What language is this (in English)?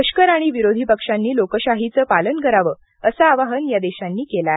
Marathi